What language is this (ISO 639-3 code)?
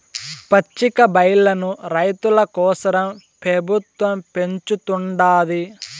tel